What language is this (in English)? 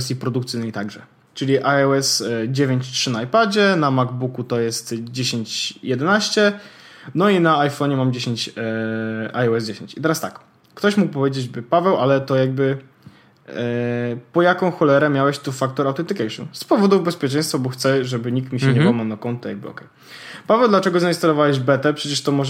Polish